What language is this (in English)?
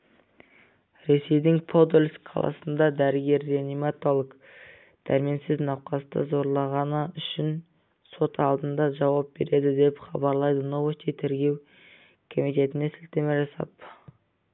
Kazakh